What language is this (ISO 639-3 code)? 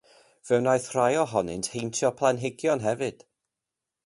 cym